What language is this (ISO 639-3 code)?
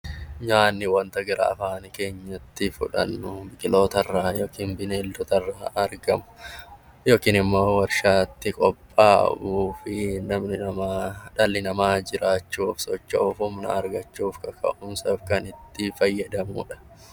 orm